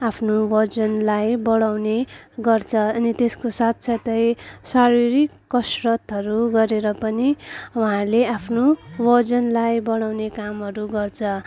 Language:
Nepali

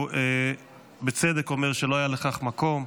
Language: Hebrew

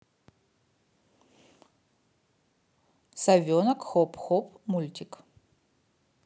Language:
Russian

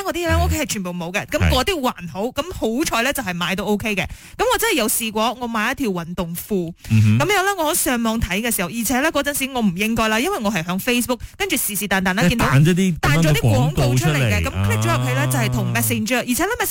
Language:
Chinese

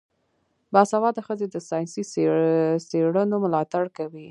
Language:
Pashto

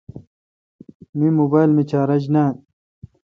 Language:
Kalkoti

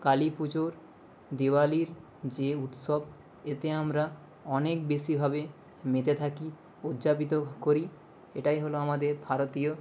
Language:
Bangla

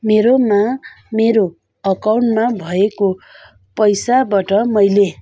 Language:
Nepali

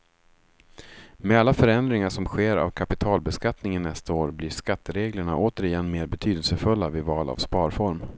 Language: Swedish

